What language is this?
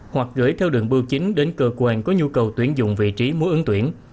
Vietnamese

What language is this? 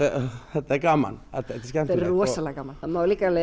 Icelandic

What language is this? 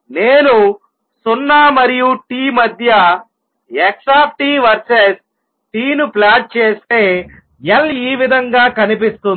Telugu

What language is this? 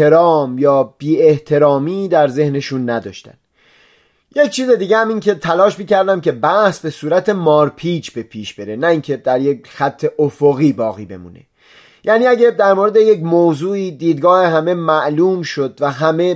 Persian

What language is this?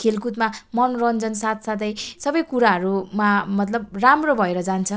Nepali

